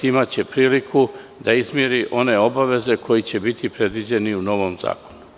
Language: Serbian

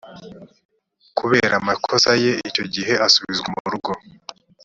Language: Kinyarwanda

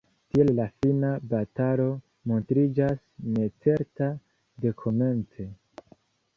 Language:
Esperanto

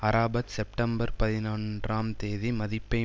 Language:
Tamil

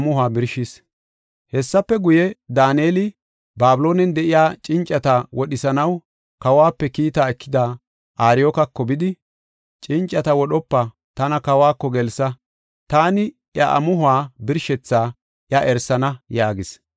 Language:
Gofa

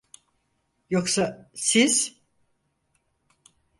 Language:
Turkish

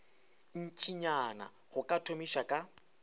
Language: Northern Sotho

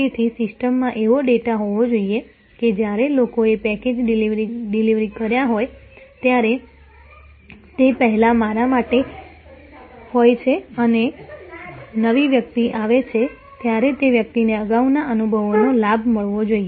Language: Gujarati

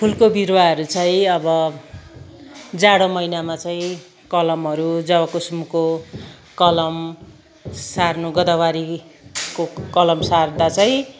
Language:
Nepali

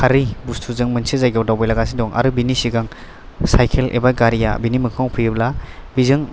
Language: Bodo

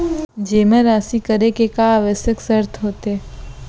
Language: Chhattisgarhi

